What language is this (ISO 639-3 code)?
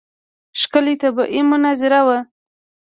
pus